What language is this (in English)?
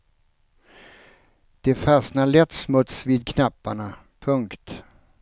Swedish